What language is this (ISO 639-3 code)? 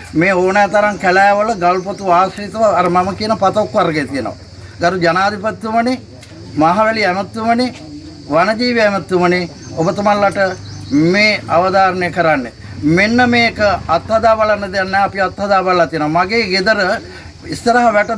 sin